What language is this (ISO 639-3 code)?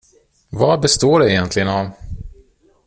swe